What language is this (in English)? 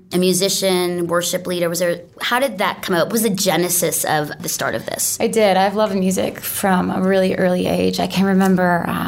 English